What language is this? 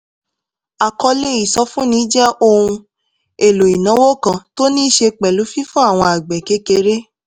Yoruba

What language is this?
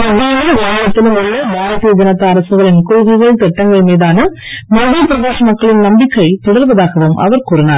Tamil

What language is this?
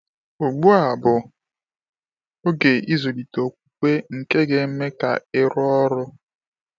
Igbo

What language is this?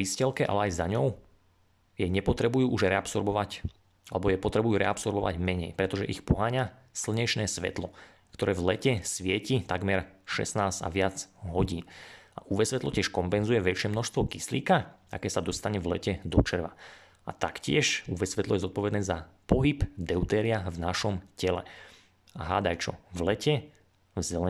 Slovak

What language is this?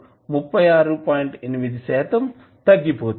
Telugu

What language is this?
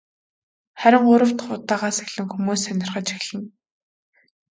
Mongolian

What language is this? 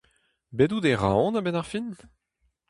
Breton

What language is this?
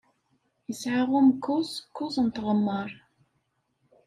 Kabyle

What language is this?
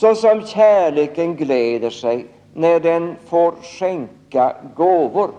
Swedish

